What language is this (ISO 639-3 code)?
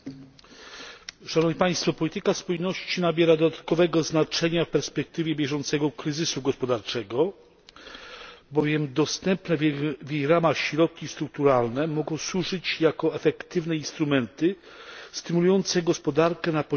pol